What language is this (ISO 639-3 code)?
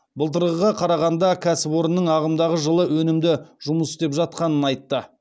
kaz